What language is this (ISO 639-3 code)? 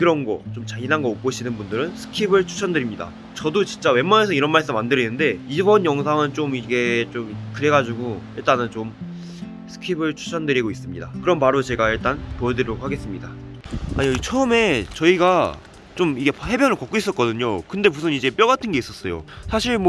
kor